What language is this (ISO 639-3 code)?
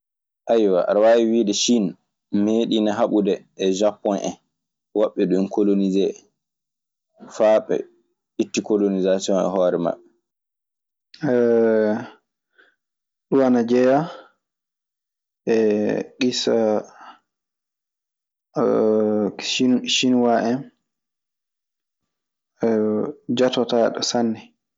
ffm